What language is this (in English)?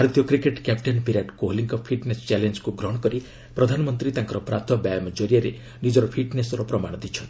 Odia